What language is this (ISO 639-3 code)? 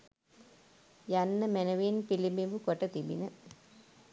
sin